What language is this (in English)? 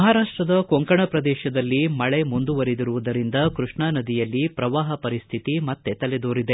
Kannada